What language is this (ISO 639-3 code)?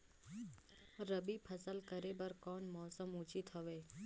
hne